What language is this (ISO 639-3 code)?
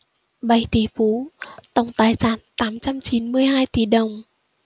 vie